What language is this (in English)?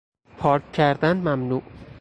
Persian